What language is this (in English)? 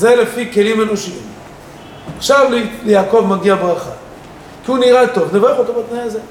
Hebrew